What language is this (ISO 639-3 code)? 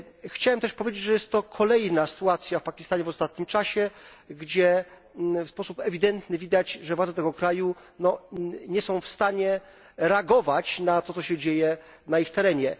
pol